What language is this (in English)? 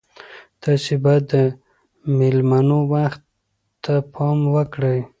Pashto